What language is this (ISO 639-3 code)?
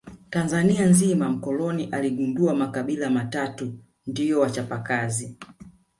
swa